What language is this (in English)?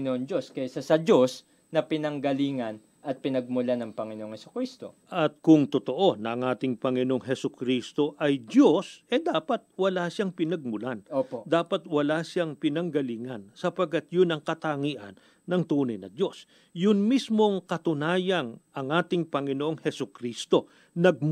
Filipino